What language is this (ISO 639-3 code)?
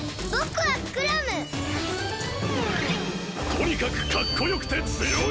jpn